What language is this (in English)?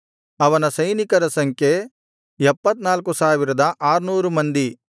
Kannada